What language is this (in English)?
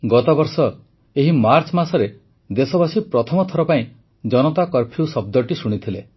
Odia